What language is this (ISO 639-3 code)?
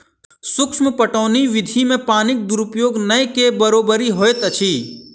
mai